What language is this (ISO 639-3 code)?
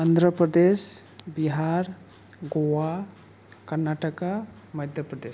brx